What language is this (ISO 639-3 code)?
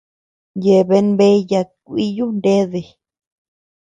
cux